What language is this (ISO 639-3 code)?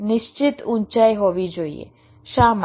guj